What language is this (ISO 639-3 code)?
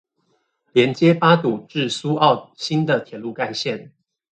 zho